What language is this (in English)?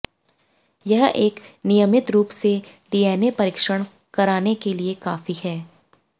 Hindi